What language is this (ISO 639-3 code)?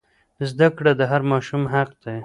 pus